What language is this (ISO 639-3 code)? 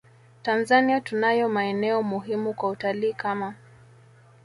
swa